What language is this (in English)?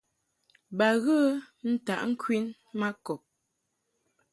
Mungaka